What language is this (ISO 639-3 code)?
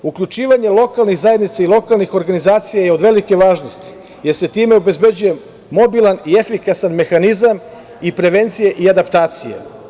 srp